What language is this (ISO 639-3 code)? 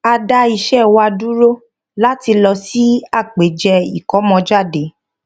yor